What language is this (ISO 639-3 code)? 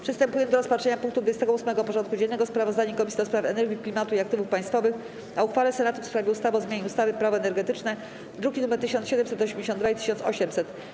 pol